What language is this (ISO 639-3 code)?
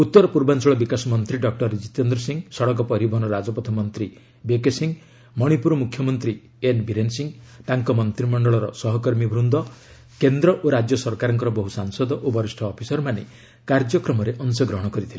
ori